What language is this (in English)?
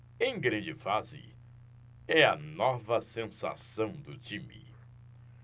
Portuguese